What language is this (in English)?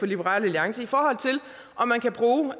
Danish